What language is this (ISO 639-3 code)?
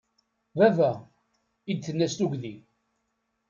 kab